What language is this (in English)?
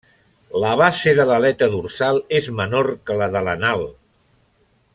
Catalan